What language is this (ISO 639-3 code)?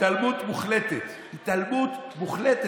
heb